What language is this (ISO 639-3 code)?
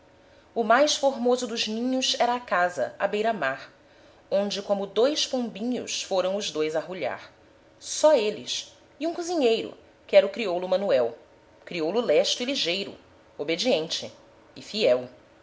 por